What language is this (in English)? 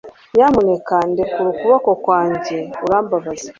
Kinyarwanda